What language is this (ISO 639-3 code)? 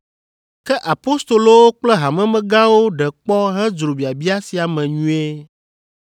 ewe